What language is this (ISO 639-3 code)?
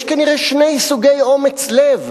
heb